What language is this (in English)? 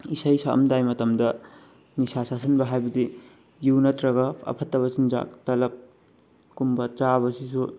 Manipuri